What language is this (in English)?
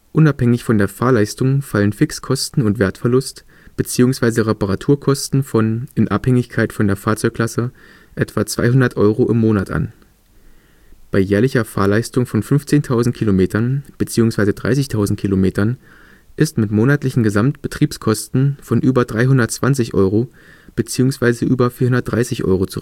German